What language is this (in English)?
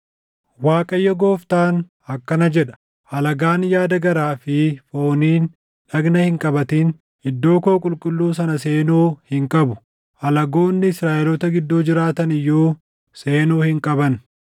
Oromo